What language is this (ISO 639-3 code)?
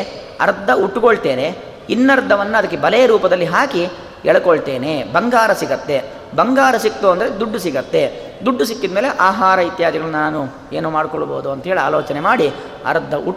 kan